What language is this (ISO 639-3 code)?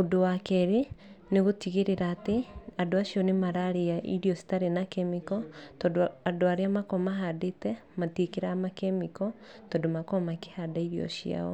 kik